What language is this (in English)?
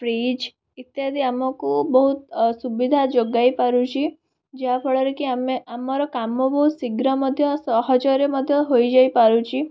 Odia